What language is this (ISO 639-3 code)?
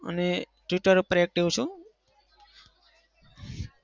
guj